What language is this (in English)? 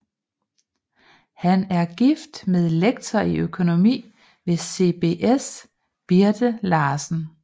Danish